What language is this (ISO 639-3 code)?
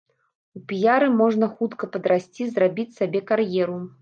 bel